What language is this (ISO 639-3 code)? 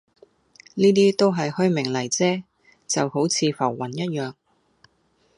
yue